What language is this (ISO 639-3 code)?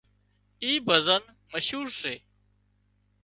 kxp